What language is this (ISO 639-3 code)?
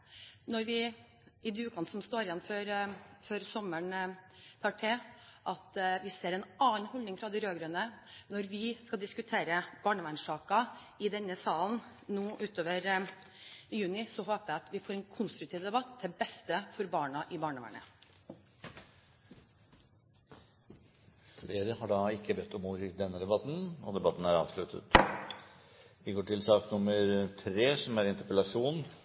nob